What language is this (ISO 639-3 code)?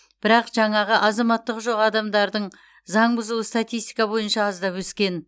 kaz